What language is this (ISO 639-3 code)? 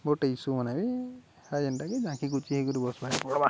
ori